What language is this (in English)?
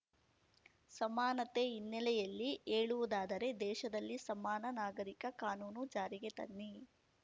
Kannada